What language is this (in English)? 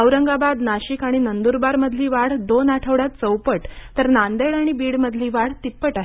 Marathi